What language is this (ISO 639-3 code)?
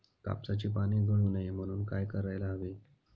mar